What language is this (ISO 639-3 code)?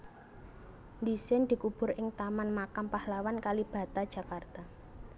jav